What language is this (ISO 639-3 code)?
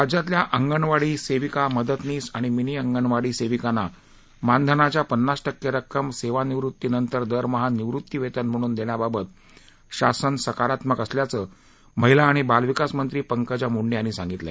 mar